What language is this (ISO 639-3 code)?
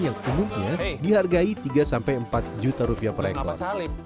ind